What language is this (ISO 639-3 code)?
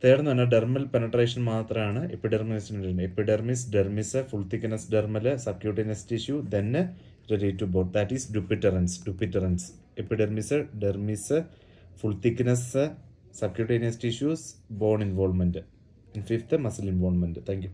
mal